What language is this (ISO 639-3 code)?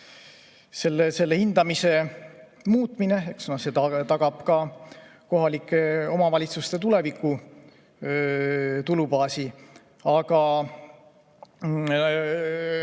est